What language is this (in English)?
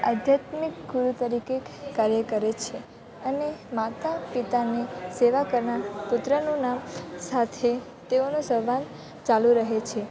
Gujarati